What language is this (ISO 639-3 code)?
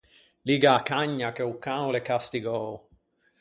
lij